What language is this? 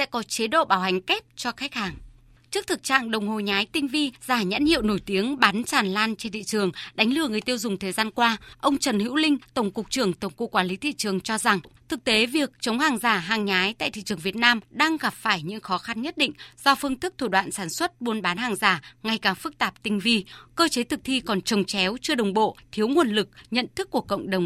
Vietnamese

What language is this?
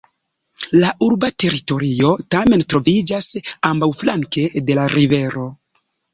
Esperanto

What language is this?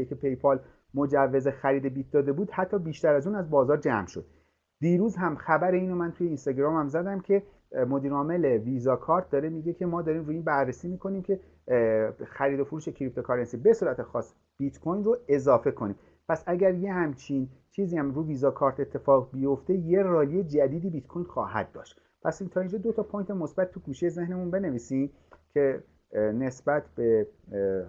Persian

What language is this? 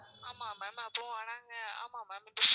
Tamil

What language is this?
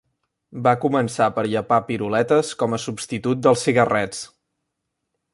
Catalan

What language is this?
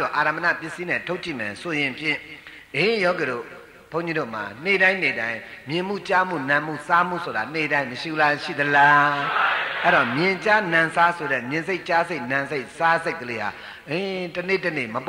Thai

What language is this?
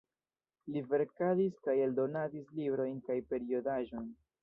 Esperanto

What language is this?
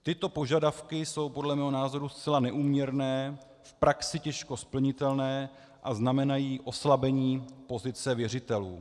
Czech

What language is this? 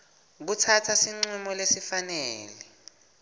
Swati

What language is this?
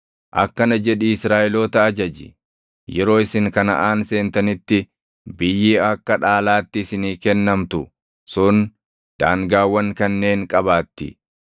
Oromo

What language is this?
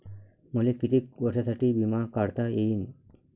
Marathi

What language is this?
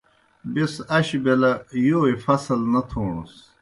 Kohistani Shina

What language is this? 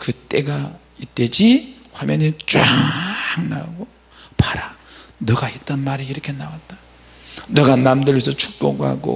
Korean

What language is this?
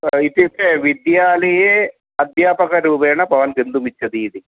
Sanskrit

